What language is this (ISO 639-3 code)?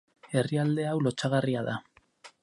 eus